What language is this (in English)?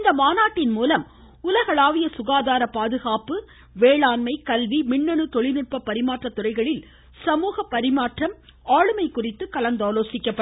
Tamil